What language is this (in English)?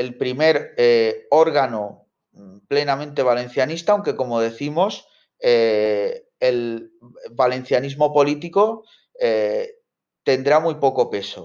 Spanish